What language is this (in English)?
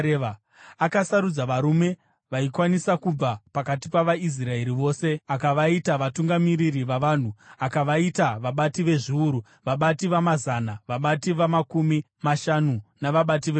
Shona